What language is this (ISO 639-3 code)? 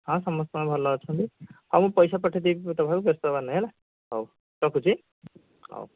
ori